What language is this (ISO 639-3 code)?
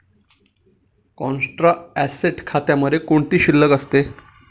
mar